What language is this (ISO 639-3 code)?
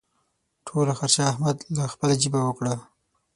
pus